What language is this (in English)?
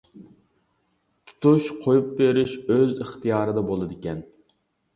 Uyghur